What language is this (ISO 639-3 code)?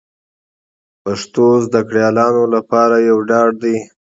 pus